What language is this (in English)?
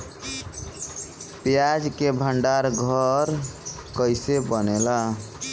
Bhojpuri